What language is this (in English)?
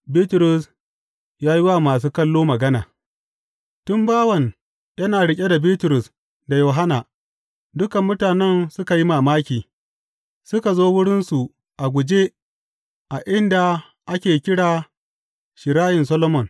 Hausa